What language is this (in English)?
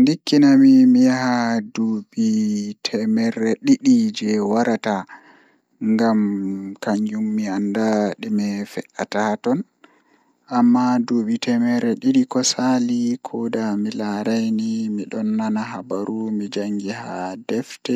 Fula